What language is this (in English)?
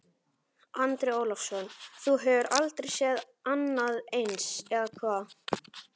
Icelandic